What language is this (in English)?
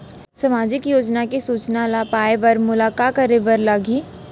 Chhattisgarhi